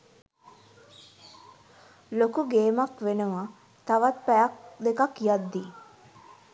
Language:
Sinhala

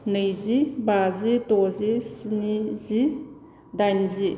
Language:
Bodo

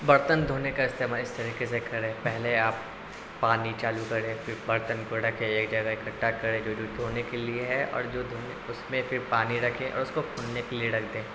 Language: Urdu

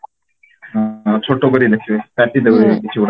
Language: Odia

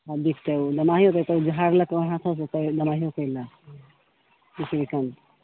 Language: Maithili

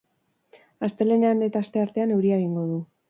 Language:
Basque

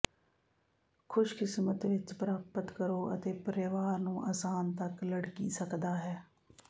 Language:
Punjabi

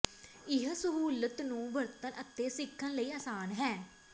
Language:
Punjabi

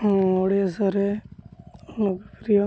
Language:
Odia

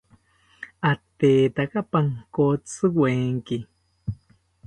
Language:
South Ucayali Ashéninka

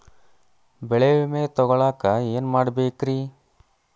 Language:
Kannada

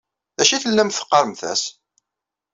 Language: Kabyle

